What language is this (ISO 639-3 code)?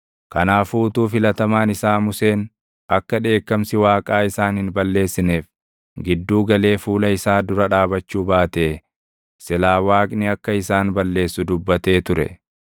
orm